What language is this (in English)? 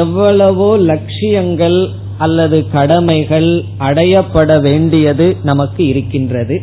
Tamil